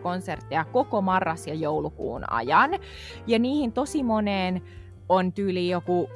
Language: Finnish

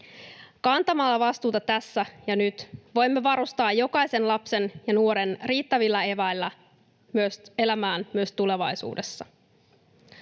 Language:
Finnish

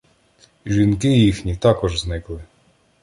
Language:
Ukrainian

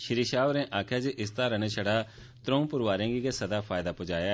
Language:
Dogri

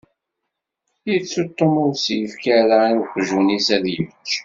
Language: Kabyle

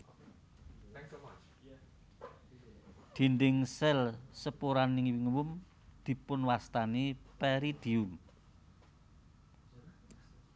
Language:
Javanese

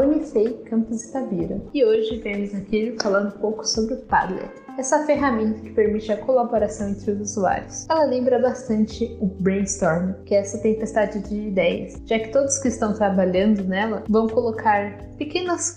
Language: Portuguese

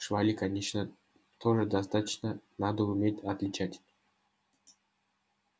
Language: Russian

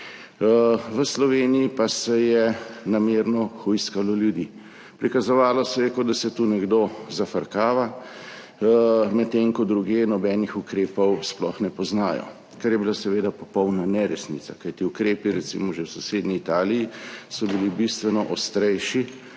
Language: Slovenian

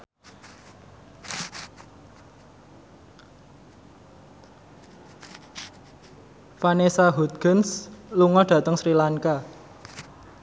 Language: Javanese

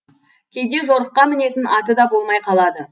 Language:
Kazakh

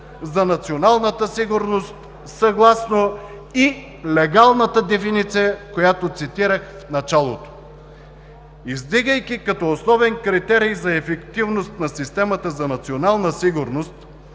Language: Bulgarian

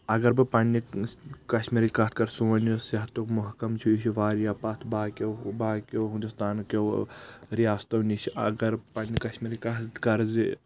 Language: Kashmiri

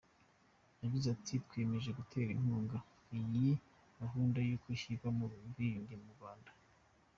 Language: Kinyarwanda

